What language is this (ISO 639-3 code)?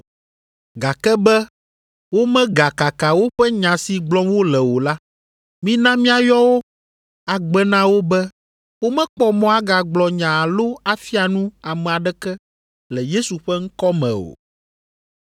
ewe